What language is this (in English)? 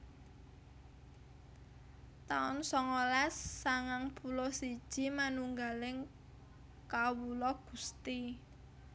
Javanese